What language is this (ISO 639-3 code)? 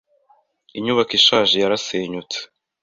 kin